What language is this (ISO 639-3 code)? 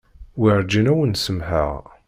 kab